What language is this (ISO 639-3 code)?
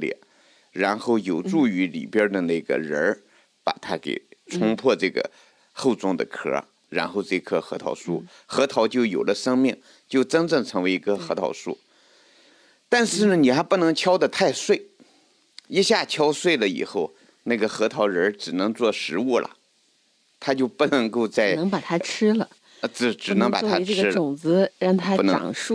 zho